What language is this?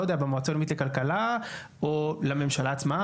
Hebrew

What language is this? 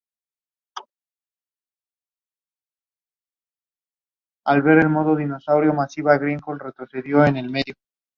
English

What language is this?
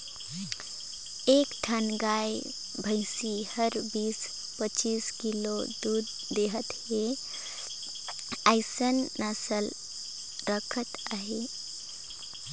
Chhattisgarhi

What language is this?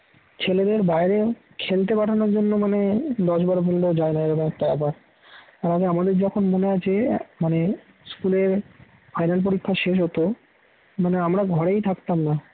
Bangla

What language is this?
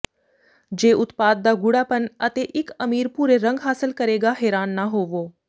Punjabi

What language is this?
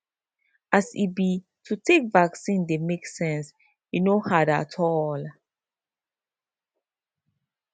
Nigerian Pidgin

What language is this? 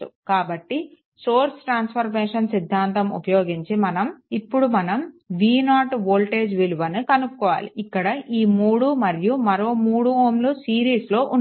Telugu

